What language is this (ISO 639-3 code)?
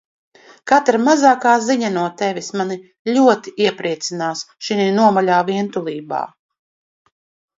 lav